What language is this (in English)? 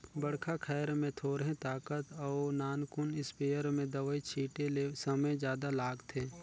Chhattisgarhi